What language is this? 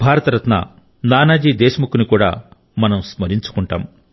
Telugu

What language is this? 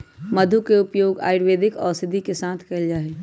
Magahi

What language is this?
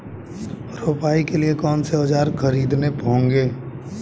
Hindi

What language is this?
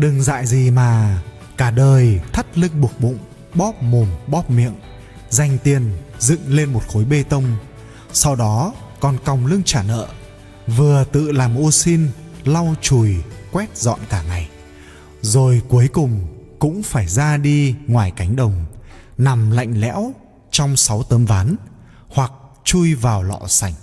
Vietnamese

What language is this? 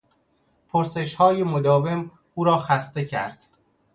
Persian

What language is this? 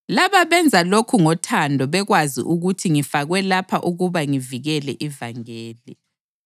North Ndebele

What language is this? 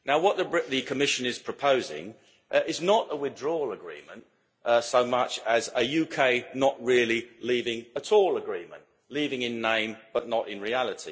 English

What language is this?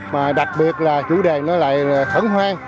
Vietnamese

